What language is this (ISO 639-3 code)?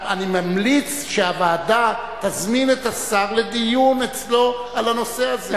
heb